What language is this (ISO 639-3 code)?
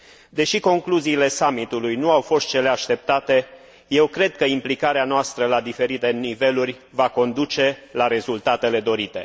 ron